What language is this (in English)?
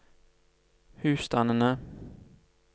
Norwegian